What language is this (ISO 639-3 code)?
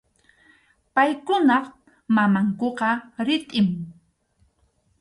qxu